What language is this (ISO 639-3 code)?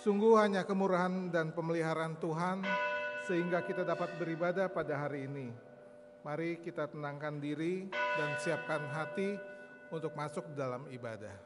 ind